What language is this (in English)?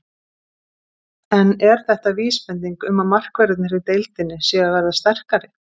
Icelandic